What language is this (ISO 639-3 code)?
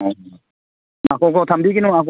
mni